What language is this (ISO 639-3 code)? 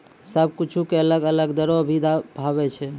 mai